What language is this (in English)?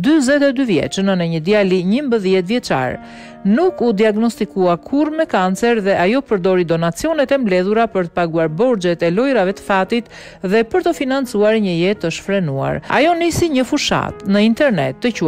Romanian